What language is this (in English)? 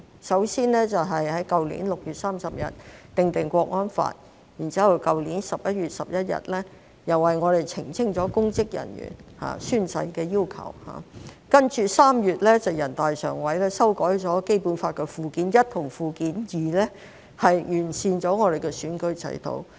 Cantonese